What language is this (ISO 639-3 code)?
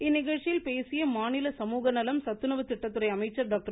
tam